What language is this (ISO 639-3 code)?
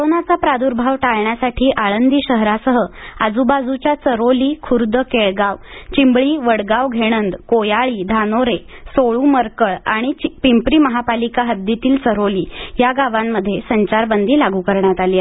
mar